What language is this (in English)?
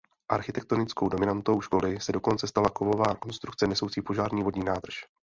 Czech